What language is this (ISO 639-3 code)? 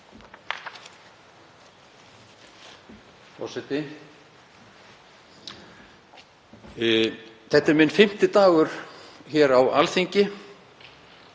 isl